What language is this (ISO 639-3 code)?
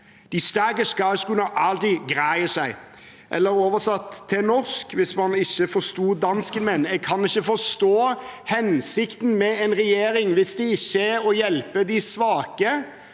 nor